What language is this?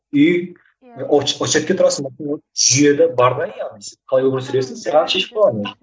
Kazakh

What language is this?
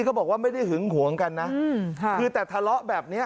Thai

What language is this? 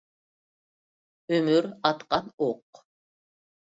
Uyghur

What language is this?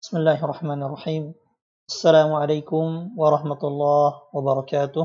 Indonesian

